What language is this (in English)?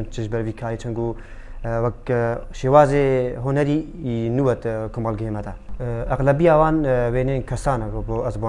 Arabic